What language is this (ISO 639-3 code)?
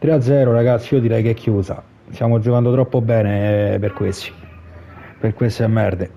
ita